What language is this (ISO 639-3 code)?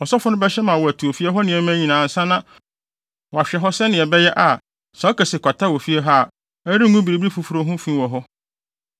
aka